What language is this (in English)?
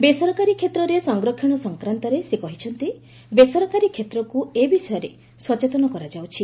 Odia